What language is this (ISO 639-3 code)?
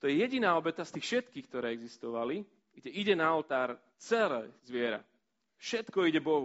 slk